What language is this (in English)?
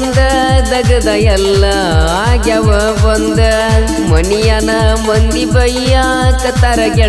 Indonesian